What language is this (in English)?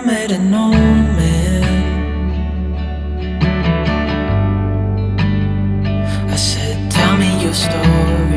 English